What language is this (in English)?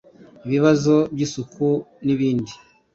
Kinyarwanda